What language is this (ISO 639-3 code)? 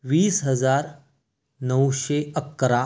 mar